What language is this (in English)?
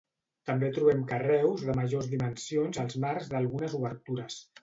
Catalan